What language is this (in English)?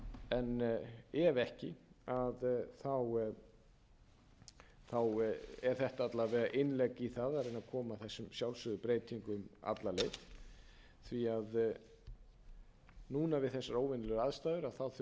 Icelandic